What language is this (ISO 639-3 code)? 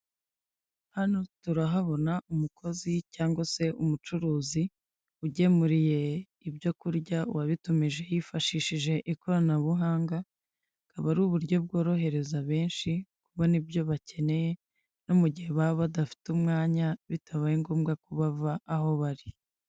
kin